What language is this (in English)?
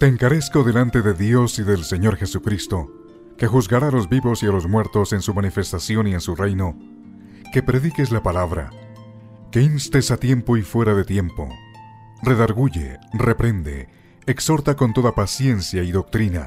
Spanish